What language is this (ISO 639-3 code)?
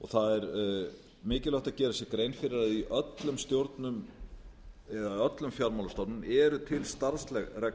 isl